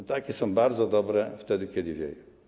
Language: Polish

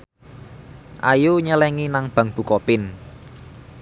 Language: Javanese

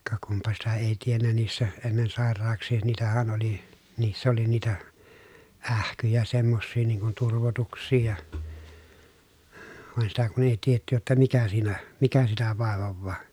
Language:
Finnish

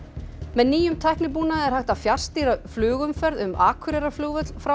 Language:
Icelandic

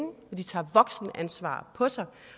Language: Danish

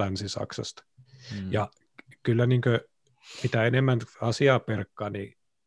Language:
Finnish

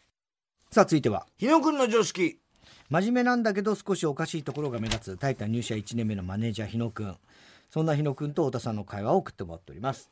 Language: Japanese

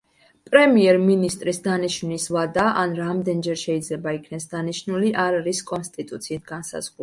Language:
Georgian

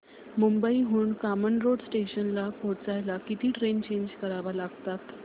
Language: Marathi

